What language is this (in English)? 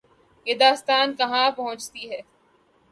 Urdu